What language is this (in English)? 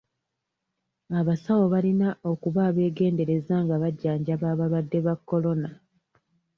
Ganda